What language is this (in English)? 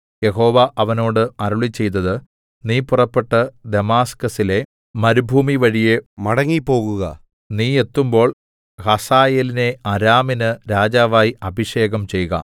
Malayalam